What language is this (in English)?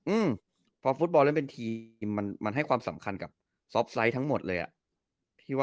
Thai